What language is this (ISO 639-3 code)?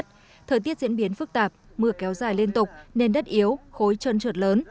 vie